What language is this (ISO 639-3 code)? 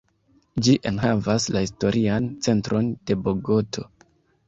epo